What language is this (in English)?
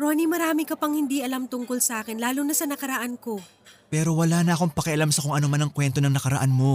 Filipino